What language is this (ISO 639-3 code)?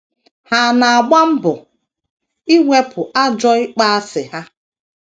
ibo